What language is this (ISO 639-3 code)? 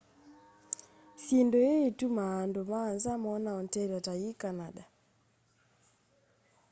kam